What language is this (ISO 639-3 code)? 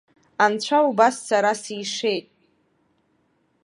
abk